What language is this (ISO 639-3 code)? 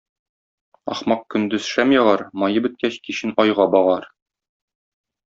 tat